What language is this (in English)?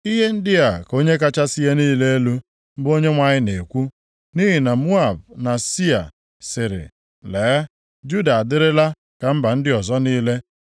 Igbo